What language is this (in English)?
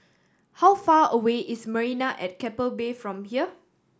English